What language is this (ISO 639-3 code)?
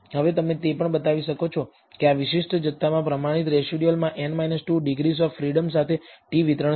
guj